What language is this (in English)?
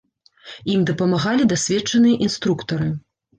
Belarusian